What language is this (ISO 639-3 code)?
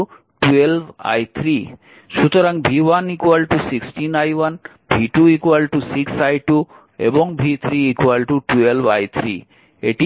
ben